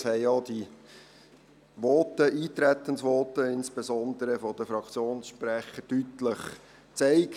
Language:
Swiss German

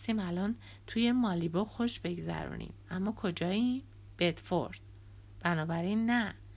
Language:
Persian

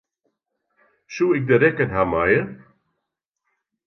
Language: Western Frisian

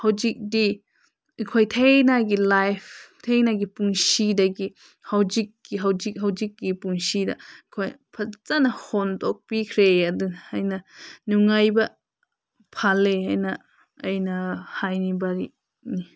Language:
Manipuri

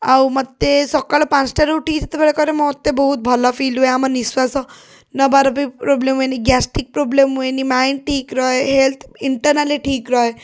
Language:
Odia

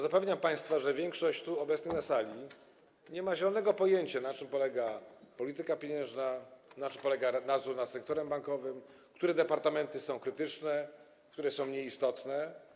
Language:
Polish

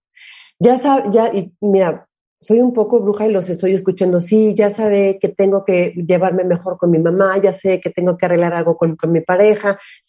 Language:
Spanish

